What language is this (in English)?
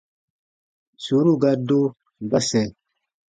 Baatonum